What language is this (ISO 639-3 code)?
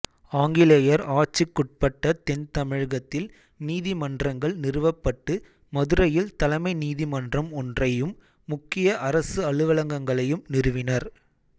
tam